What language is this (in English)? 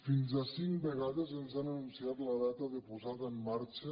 Catalan